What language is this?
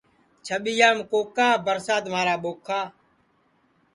Sansi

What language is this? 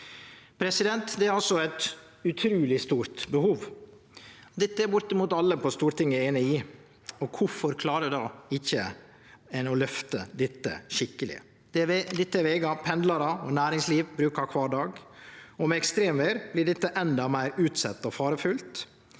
Norwegian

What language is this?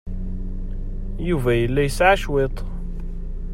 Kabyle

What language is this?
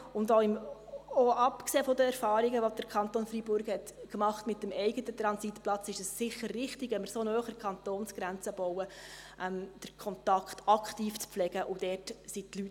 Swiss German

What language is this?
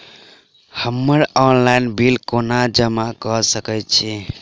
Maithili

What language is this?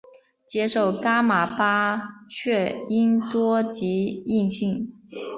Chinese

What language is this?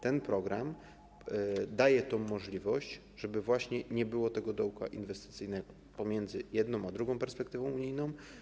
Polish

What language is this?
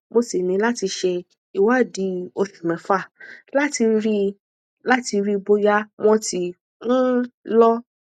Yoruba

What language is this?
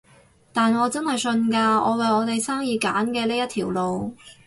Cantonese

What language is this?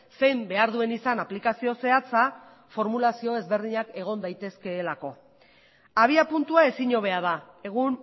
Basque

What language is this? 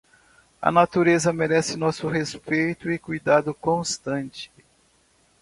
Portuguese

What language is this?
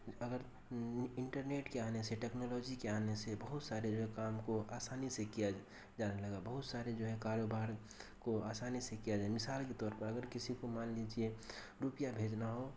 Urdu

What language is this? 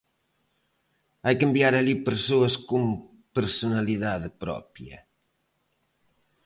Galician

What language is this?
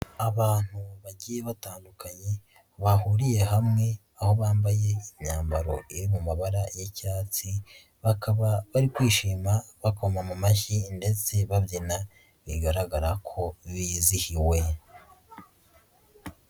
Kinyarwanda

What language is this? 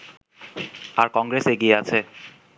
Bangla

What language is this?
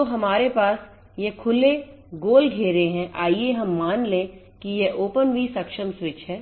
Hindi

